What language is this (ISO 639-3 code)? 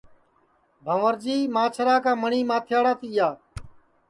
ssi